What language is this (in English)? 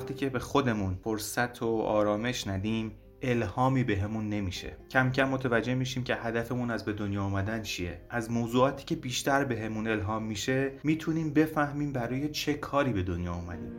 Persian